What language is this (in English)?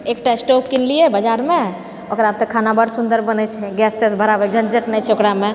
Maithili